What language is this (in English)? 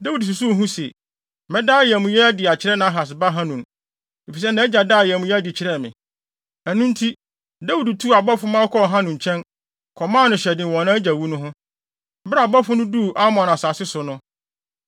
Akan